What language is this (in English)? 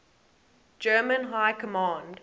English